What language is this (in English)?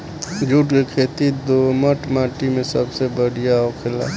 Bhojpuri